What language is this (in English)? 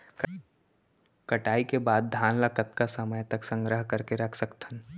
Chhattisgarhi